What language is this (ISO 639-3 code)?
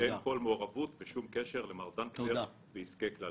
heb